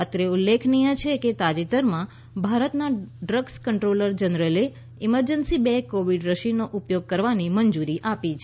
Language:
Gujarati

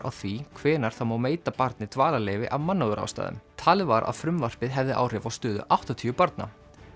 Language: Icelandic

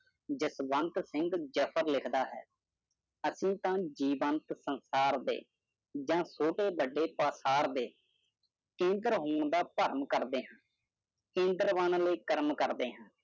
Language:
Punjabi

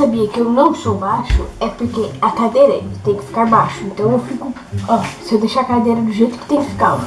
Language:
Portuguese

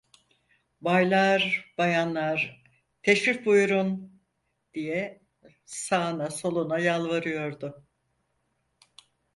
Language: Turkish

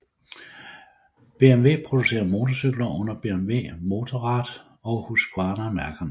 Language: Danish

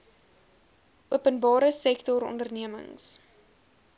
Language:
Afrikaans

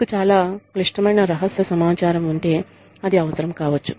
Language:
Telugu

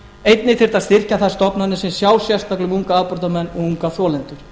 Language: Icelandic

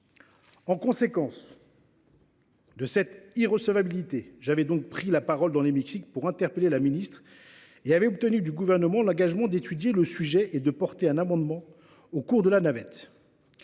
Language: French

